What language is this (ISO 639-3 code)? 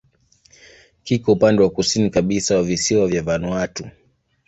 swa